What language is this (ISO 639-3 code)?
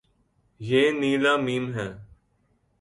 urd